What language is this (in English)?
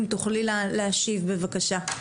Hebrew